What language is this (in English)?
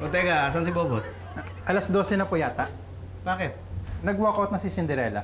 Filipino